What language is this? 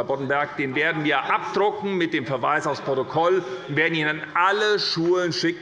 German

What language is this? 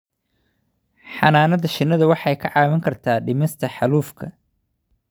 Somali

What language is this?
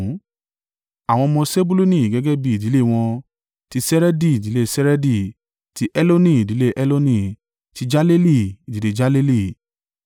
Yoruba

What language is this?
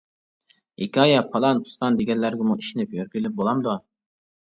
Uyghur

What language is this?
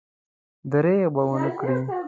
Pashto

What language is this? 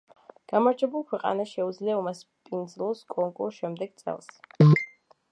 Georgian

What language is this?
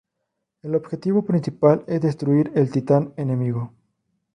Spanish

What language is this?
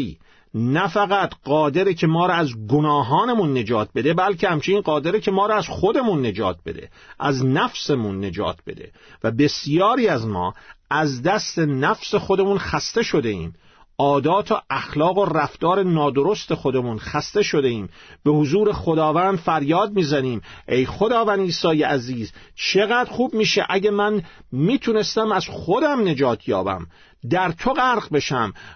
Persian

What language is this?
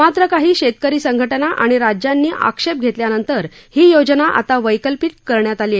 Marathi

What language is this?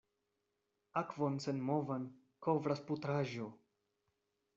Esperanto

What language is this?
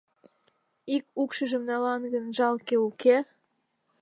Mari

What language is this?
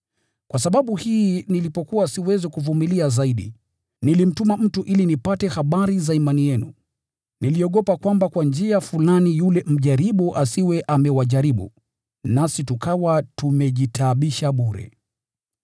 Swahili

